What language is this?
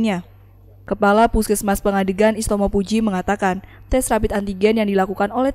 Indonesian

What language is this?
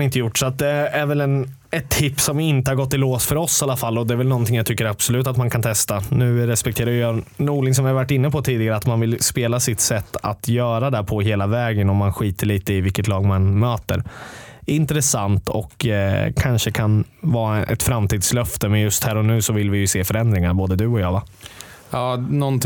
Swedish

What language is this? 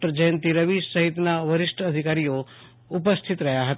Gujarati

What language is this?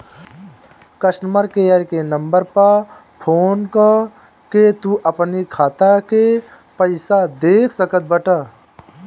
Bhojpuri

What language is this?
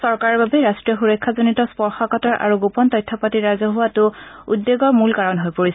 Assamese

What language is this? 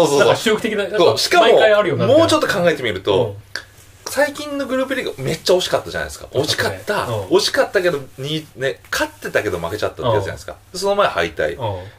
Japanese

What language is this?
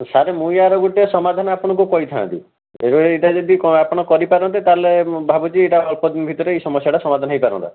Odia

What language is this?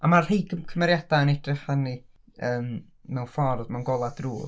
Welsh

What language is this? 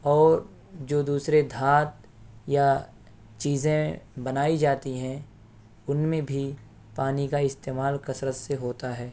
Urdu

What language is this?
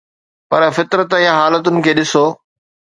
Sindhi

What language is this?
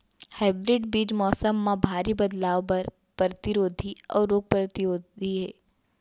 Chhattisgarhi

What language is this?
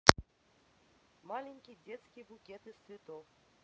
Russian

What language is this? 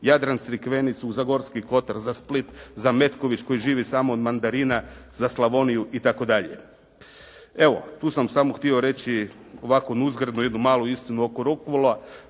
Croatian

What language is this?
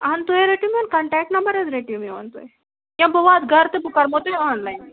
Kashmiri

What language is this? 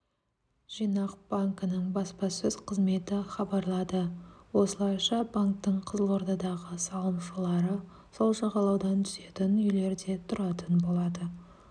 Kazakh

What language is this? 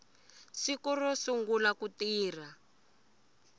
Tsonga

